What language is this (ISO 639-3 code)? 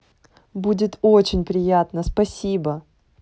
rus